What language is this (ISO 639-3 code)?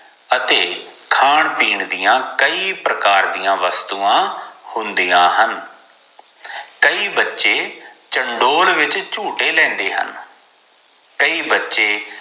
pan